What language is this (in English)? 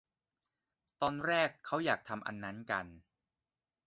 Thai